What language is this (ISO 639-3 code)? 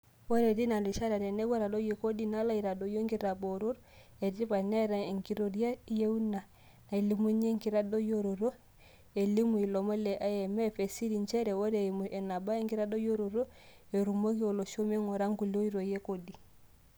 mas